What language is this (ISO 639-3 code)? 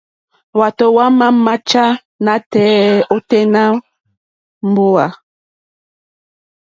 bri